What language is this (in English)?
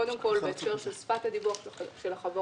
Hebrew